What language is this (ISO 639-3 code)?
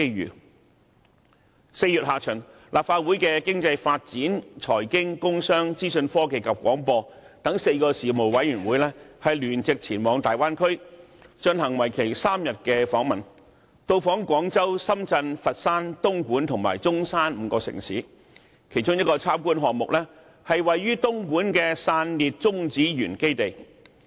yue